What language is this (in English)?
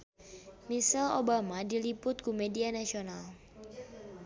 Sundanese